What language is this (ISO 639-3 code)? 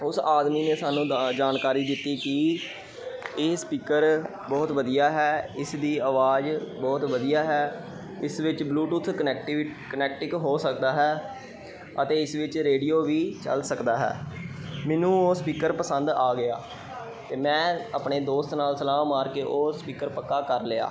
pan